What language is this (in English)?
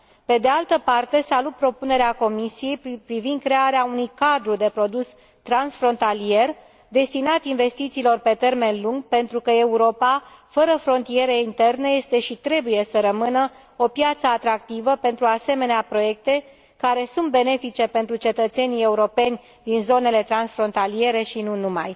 Romanian